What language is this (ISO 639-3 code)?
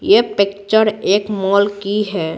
hin